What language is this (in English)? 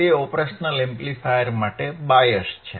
Gujarati